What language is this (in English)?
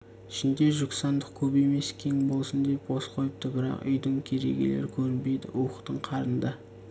Kazakh